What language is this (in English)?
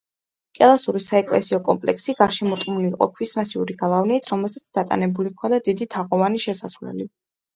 Georgian